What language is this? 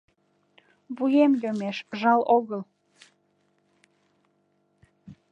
Mari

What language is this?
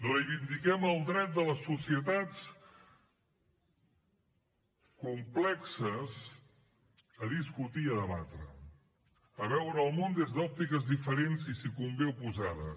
Catalan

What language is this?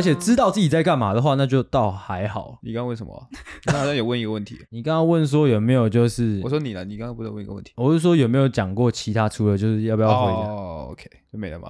Chinese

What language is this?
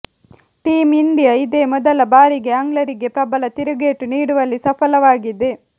Kannada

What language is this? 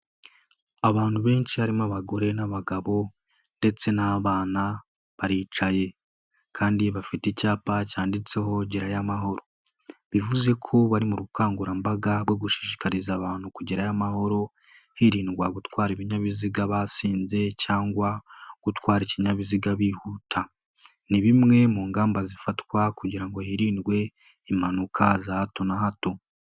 Kinyarwanda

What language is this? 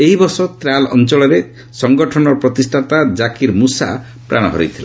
Odia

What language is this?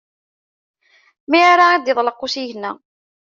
Kabyle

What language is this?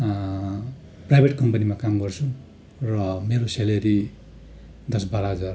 Nepali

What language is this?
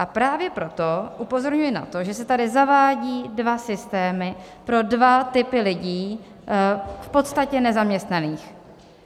Czech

